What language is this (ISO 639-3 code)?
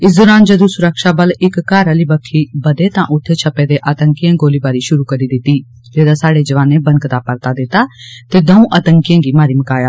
doi